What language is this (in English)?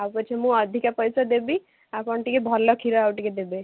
Odia